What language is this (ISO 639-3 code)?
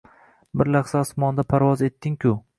uzb